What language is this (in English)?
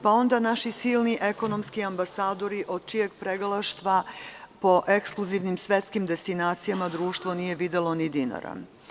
Serbian